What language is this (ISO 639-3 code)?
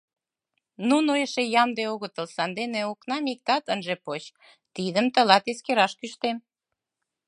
chm